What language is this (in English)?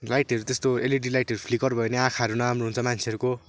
Nepali